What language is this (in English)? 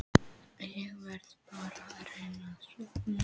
Icelandic